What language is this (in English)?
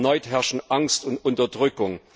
German